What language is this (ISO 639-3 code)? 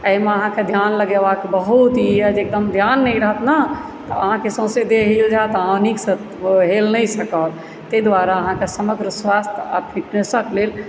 mai